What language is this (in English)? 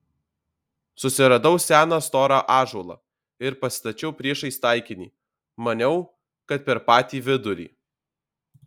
Lithuanian